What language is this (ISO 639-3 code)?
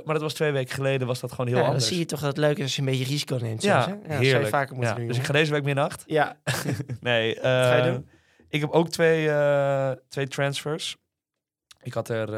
nld